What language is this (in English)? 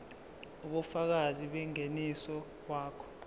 Zulu